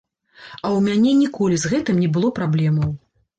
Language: Belarusian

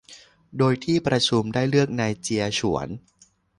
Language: Thai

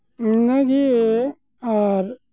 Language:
Santali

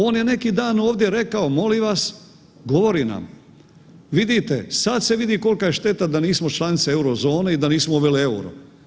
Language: Croatian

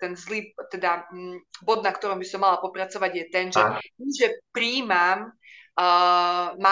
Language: Slovak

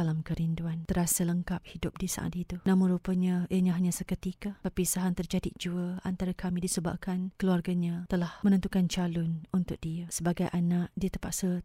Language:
Malay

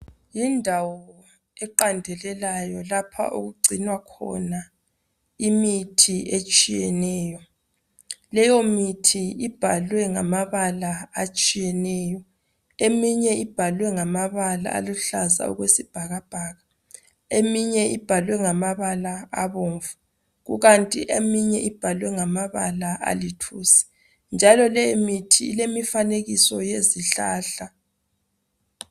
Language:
North Ndebele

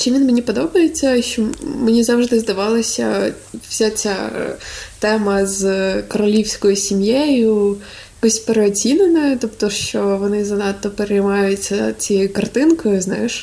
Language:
Ukrainian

